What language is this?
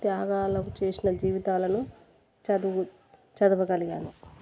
Telugu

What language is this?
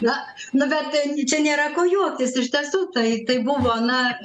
Lithuanian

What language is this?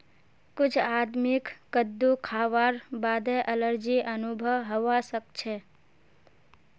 Magahi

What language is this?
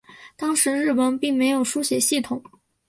Chinese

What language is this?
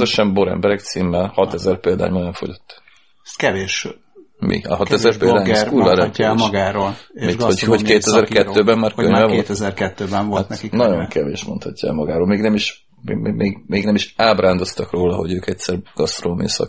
Hungarian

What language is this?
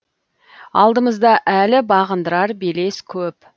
Kazakh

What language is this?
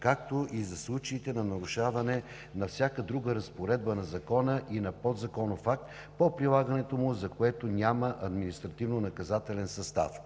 Bulgarian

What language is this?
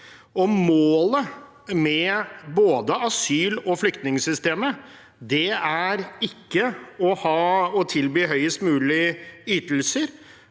Norwegian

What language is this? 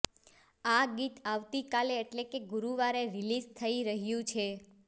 Gujarati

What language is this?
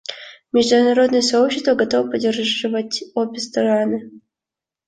Russian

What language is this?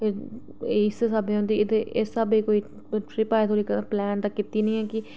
Dogri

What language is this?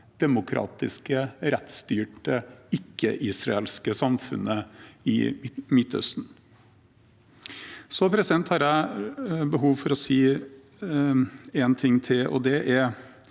Norwegian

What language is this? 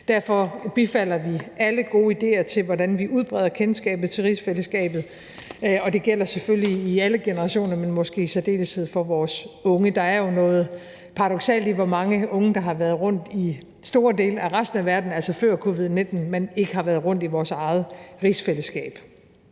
Danish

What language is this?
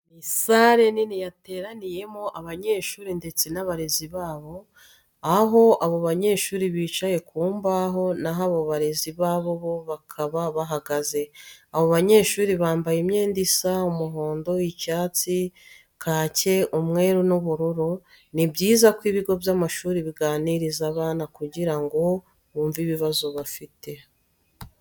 Kinyarwanda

